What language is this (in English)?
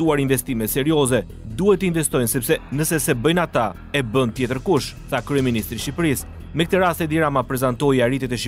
Romanian